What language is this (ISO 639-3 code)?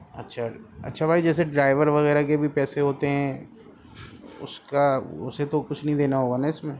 urd